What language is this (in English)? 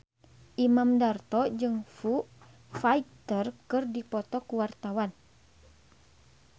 Sundanese